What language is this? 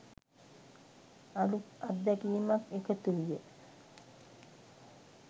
Sinhala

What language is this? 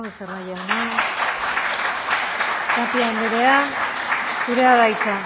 Basque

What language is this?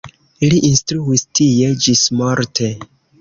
Esperanto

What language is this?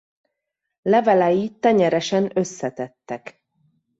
Hungarian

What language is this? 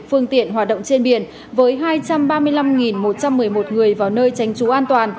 Vietnamese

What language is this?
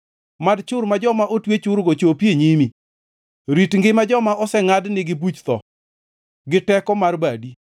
Luo (Kenya and Tanzania)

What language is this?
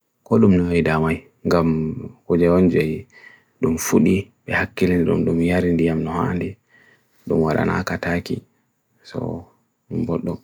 Bagirmi Fulfulde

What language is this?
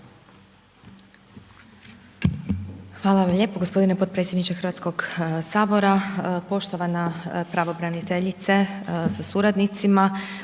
Croatian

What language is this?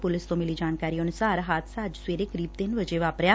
Punjabi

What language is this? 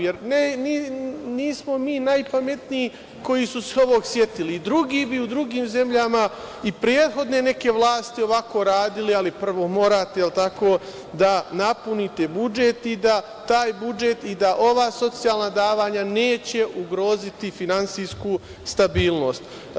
Serbian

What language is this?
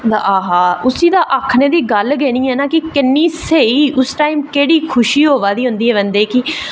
Dogri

